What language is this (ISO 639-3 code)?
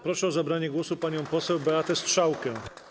pol